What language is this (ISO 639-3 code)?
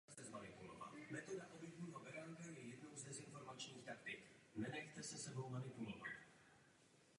ces